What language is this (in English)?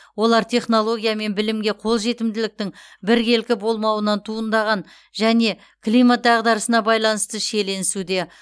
Kazakh